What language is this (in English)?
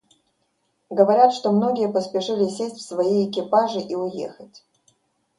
Russian